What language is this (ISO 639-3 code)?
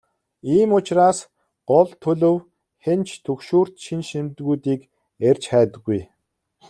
mon